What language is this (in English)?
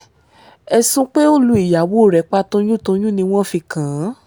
Yoruba